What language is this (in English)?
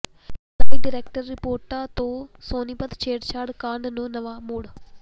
Punjabi